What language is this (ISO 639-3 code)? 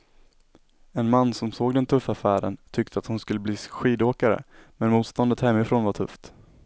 swe